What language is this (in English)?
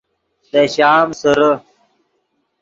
Yidgha